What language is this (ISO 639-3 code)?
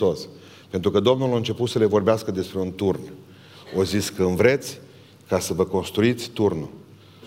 ron